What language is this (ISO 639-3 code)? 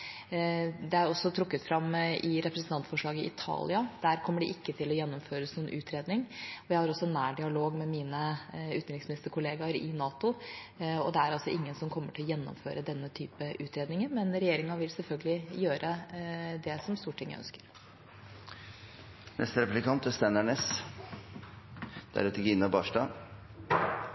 nor